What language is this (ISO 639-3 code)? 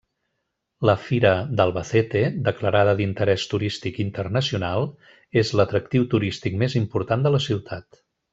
cat